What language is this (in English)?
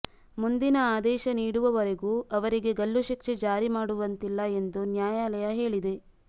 Kannada